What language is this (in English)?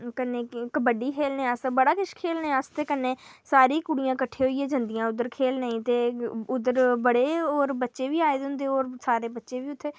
Dogri